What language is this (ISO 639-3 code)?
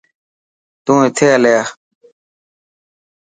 mki